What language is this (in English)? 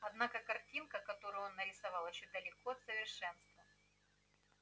Russian